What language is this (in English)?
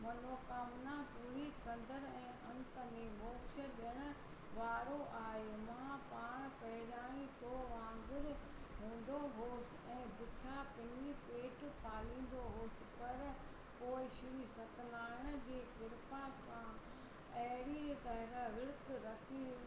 Sindhi